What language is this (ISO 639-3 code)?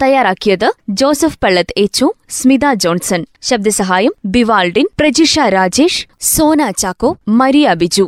mal